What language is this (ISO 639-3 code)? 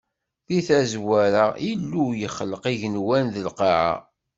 kab